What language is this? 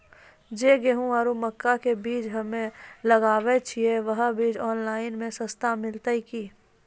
Maithili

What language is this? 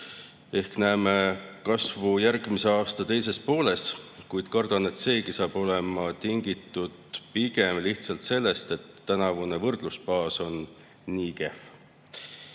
Estonian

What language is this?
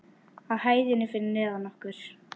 Icelandic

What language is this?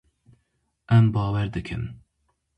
Kurdish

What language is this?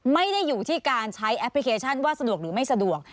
Thai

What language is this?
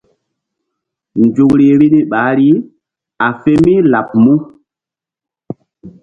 Mbum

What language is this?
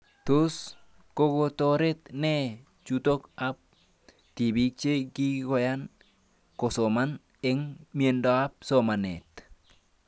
Kalenjin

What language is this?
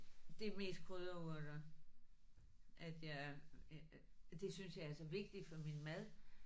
Danish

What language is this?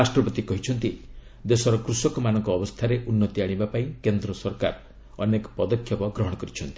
Odia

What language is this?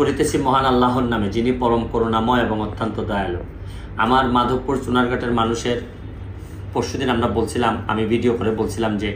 Bangla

